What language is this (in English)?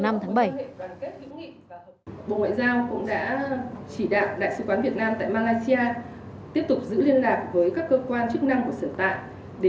Vietnamese